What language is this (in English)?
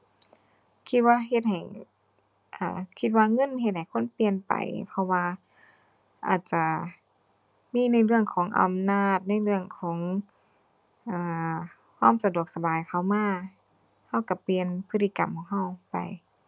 Thai